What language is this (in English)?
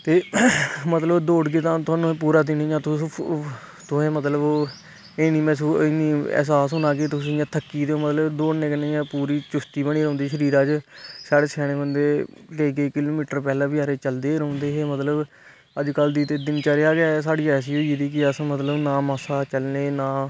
Dogri